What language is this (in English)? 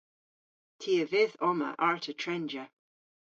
Cornish